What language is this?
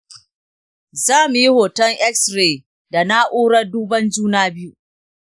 Hausa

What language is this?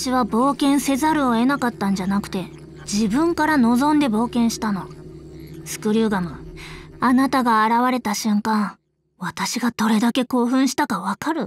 Japanese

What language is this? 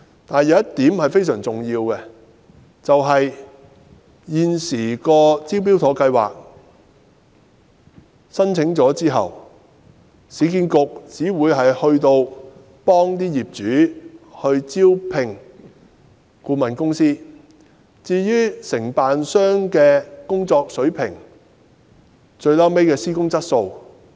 Cantonese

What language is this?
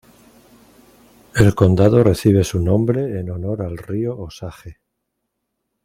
Spanish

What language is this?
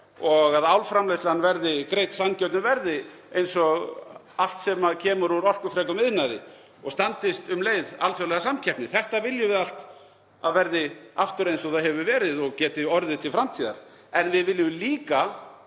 Icelandic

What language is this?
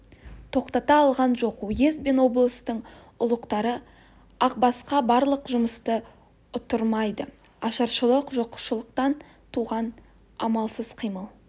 Kazakh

